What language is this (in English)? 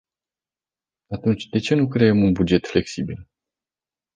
Romanian